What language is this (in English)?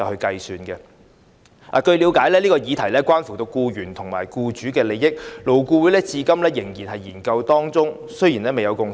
Cantonese